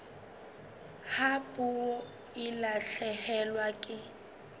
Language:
Southern Sotho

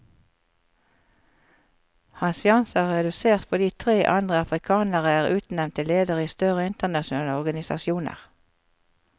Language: Norwegian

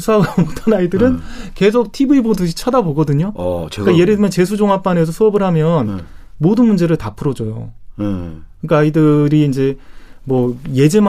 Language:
Korean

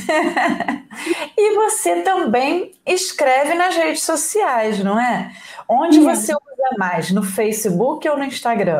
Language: Portuguese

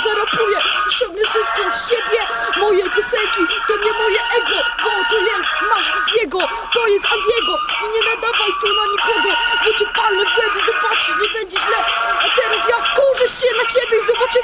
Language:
Polish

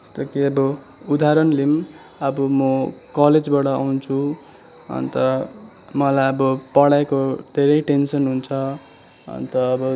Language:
Nepali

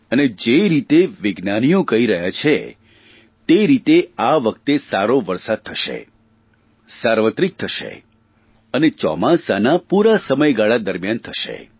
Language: Gujarati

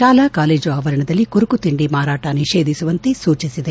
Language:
Kannada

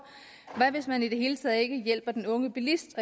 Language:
Danish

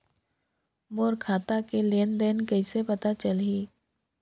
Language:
Chhattisgarhi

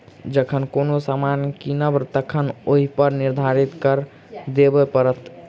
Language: Maithili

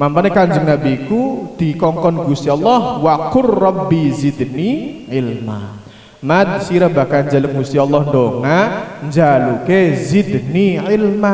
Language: Indonesian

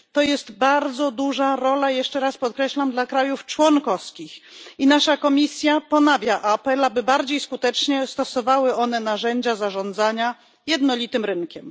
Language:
Polish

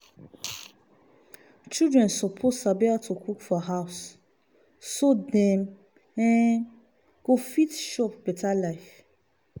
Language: Nigerian Pidgin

